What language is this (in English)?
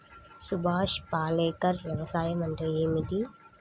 Telugu